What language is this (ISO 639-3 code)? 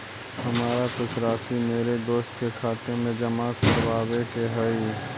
mag